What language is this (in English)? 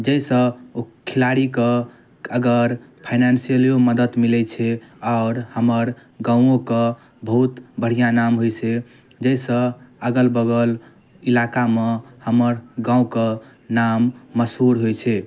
Maithili